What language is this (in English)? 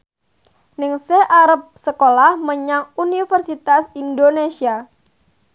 Javanese